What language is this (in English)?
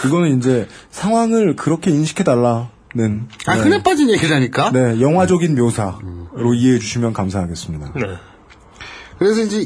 Korean